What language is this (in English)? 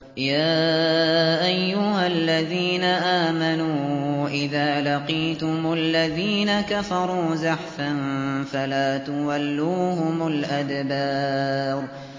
Arabic